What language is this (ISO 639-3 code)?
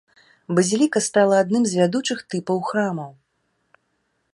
bel